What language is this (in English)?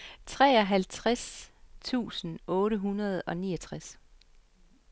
Danish